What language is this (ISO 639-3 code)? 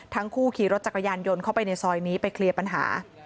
tha